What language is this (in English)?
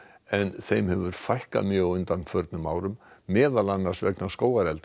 Icelandic